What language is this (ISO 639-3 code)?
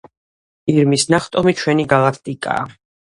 kat